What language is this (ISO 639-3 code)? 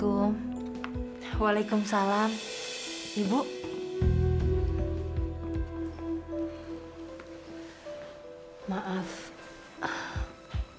ind